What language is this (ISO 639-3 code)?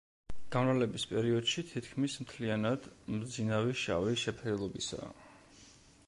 kat